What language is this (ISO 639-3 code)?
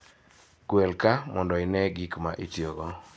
luo